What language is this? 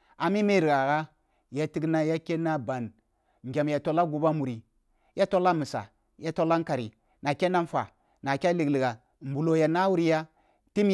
Kulung (Nigeria)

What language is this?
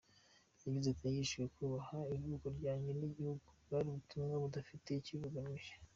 Kinyarwanda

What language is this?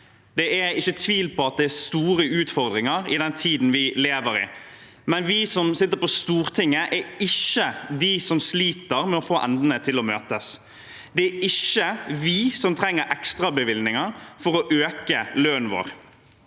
Norwegian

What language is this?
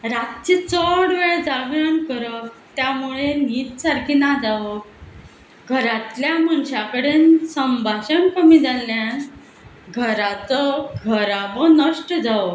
Konkani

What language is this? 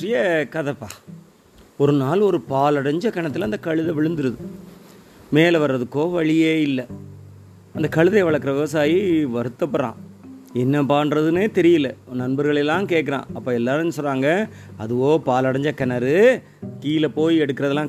Tamil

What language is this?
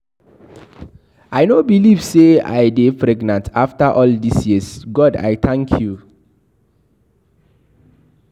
Nigerian Pidgin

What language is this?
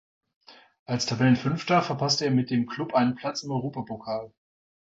German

